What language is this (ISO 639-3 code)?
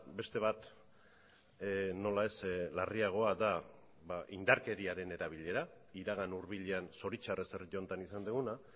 eus